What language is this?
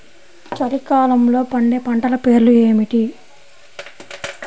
Telugu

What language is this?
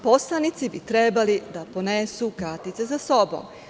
Serbian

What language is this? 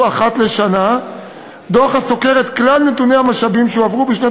Hebrew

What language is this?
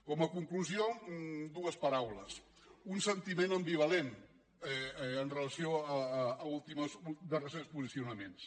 Catalan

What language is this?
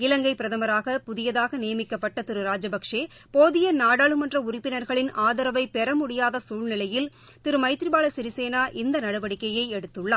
Tamil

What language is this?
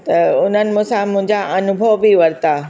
Sindhi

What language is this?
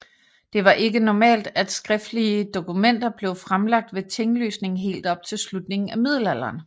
Danish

